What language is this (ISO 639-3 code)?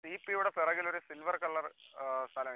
mal